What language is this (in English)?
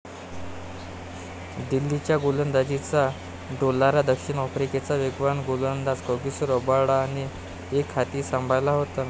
Marathi